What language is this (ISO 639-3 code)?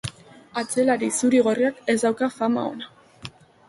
eus